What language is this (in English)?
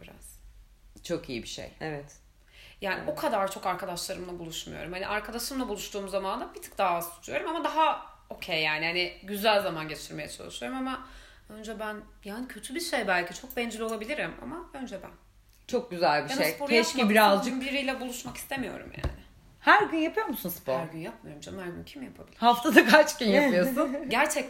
Turkish